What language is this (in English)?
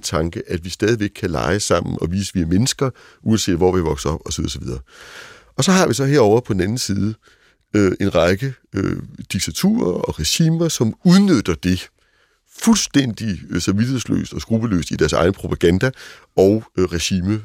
Danish